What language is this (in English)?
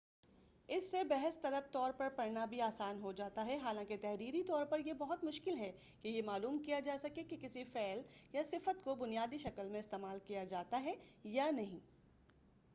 Urdu